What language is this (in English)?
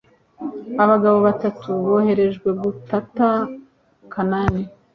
Kinyarwanda